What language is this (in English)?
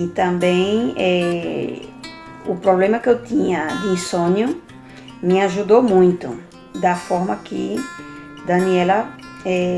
Portuguese